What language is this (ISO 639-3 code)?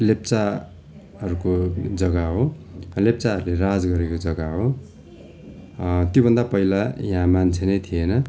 nep